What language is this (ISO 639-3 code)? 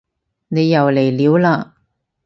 yue